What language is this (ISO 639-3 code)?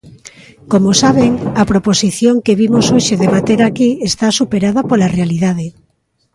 glg